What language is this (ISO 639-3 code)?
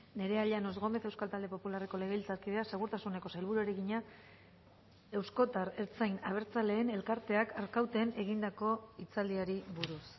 eus